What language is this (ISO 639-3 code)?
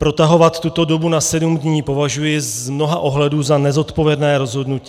ces